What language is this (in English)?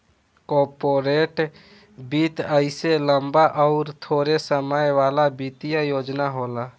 Bhojpuri